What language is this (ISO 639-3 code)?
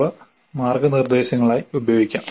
mal